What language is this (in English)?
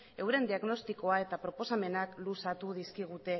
Basque